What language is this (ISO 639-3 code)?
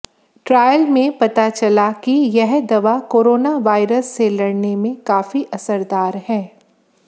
hin